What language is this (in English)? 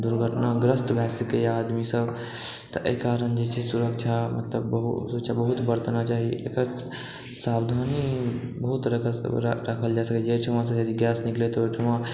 Maithili